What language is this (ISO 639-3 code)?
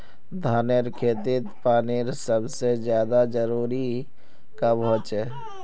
mag